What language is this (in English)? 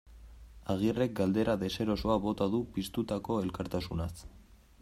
Basque